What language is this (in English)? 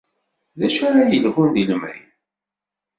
Kabyle